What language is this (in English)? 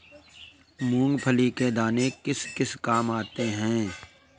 Hindi